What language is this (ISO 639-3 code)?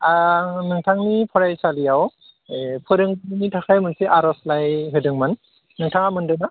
brx